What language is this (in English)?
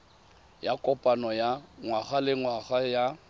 Tswana